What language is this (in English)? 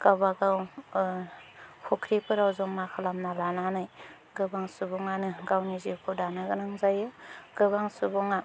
Bodo